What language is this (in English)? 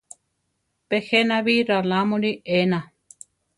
Central Tarahumara